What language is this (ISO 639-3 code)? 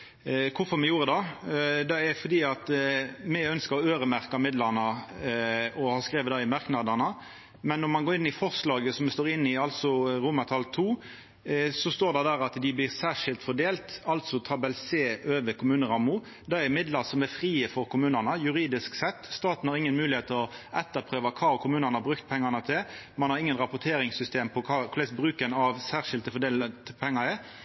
nno